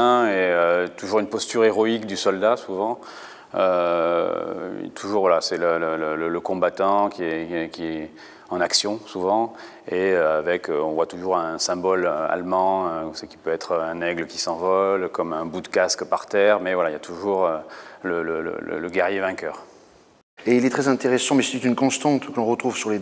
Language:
French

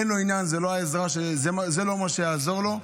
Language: Hebrew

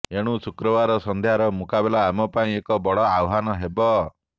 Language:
Odia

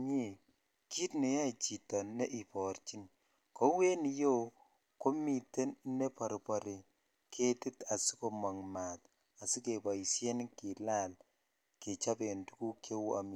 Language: Kalenjin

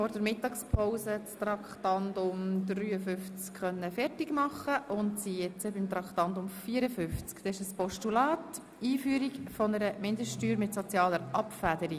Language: Swiss German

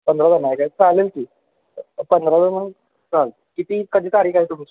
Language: Marathi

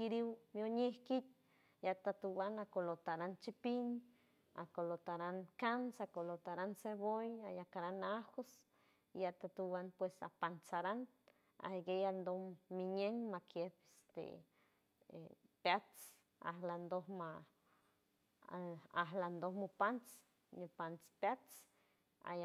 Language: San Francisco Del Mar Huave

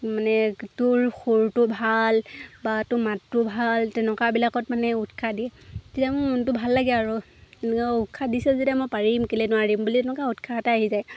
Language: Assamese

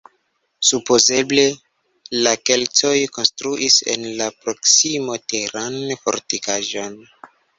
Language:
Esperanto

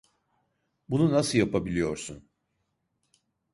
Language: Turkish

